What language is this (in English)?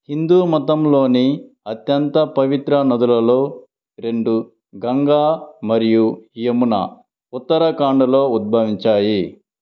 Telugu